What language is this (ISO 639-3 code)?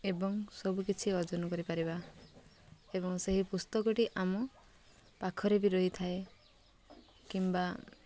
ori